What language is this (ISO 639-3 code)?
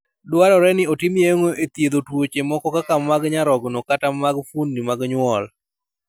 luo